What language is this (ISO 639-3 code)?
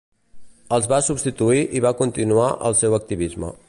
cat